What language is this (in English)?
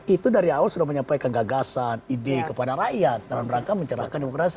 Indonesian